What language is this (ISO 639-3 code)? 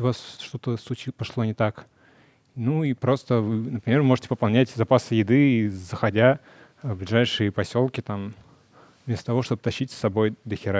rus